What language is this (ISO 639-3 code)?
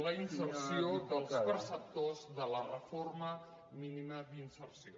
cat